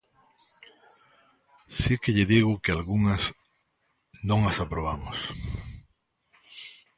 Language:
Galician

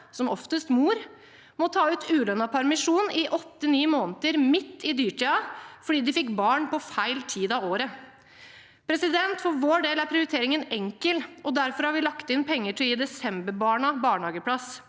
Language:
Norwegian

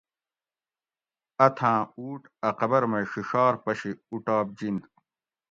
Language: Gawri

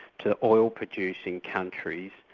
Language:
English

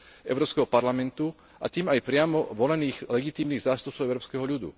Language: Slovak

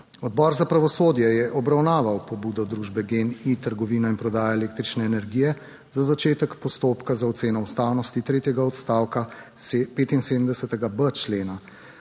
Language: Slovenian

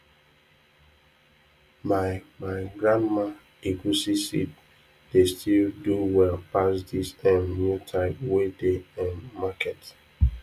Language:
Nigerian Pidgin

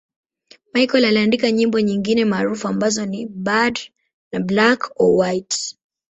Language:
Swahili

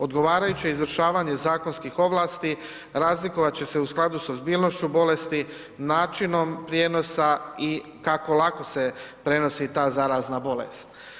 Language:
Croatian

